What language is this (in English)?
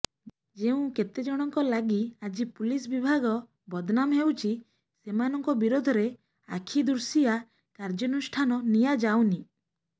Odia